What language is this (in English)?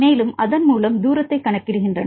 Tamil